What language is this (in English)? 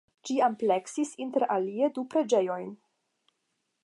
Esperanto